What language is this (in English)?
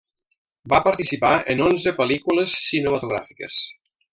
Catalan